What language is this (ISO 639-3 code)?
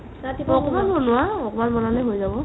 asm